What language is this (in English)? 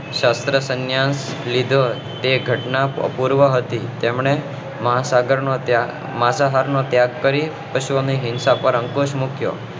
Gujarati